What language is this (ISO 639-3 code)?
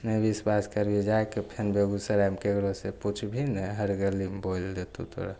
mai